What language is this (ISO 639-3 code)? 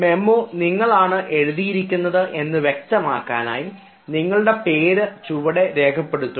mal